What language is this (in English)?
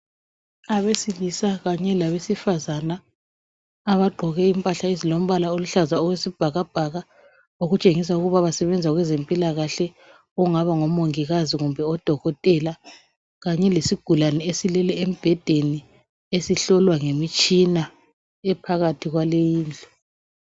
North Ndebele